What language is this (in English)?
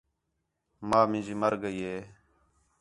Khetrani